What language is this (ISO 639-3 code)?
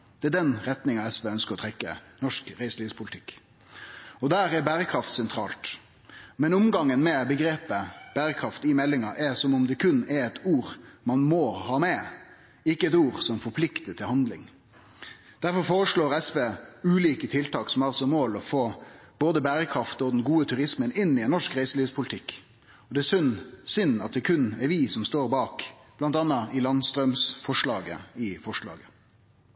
nno